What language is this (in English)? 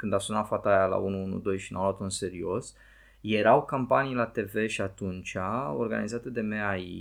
Romanian